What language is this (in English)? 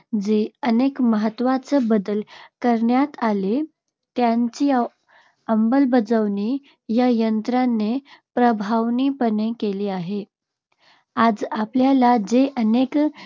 Marathi